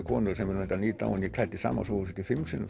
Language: Icelandic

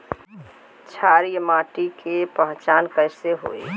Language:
Bhojpuri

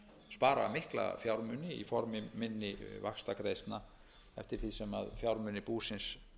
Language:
Icelandic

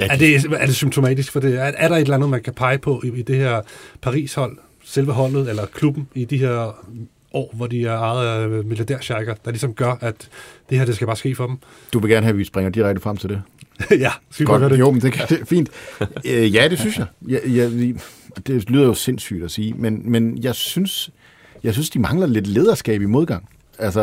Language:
Danish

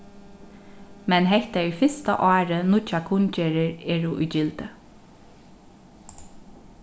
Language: Faroese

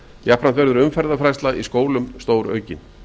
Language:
Icelandic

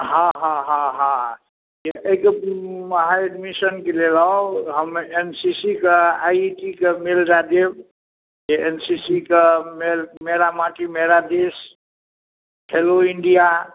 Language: Maithili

